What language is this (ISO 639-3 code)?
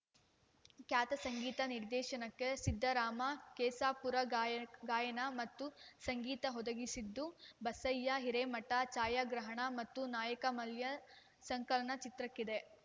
kan